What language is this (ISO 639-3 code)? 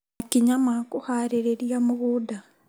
kik